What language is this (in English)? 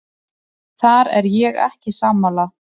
Icelandic